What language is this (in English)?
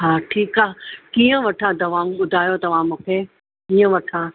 Sindhi